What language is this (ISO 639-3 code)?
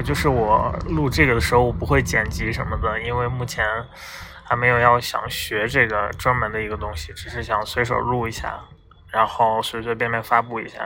zho